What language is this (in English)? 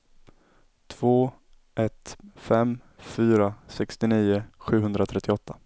Swedish